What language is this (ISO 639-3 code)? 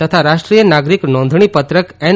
guj